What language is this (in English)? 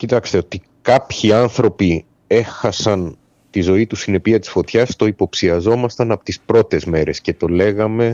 Greek